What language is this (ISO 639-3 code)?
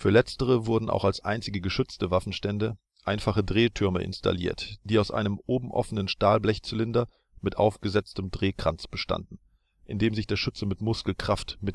deu